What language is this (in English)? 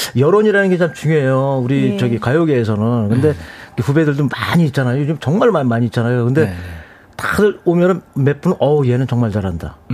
Korean